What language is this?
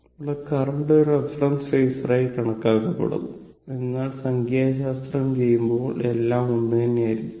Malayalam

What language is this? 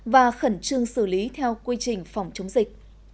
Vietnamese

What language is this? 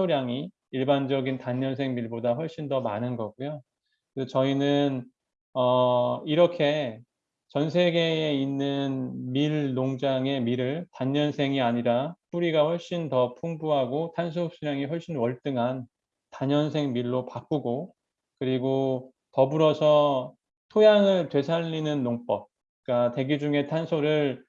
Korean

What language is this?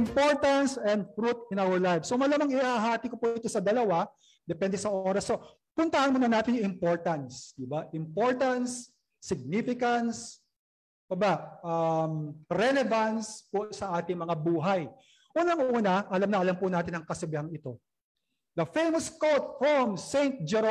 Filipino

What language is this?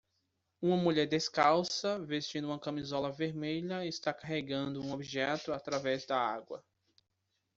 Portuguese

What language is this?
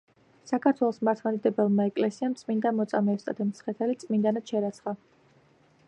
Georgian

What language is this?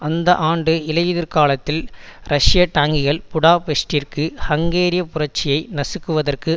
Tamil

